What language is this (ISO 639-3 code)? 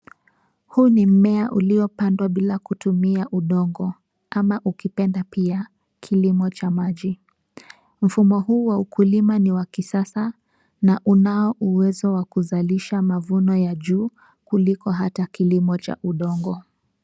swa